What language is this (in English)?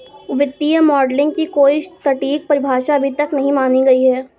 Hindi